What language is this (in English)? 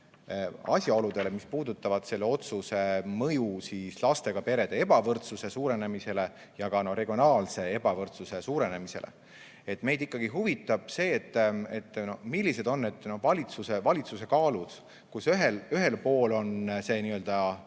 Estonian